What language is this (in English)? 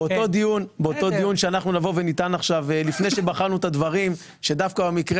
Hebrew